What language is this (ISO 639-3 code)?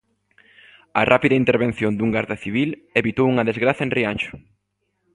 glg